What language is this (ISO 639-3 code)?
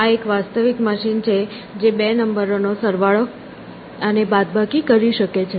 guj